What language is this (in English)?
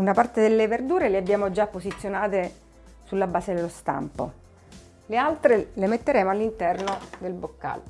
Italian